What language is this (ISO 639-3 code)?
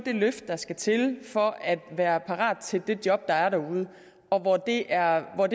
dan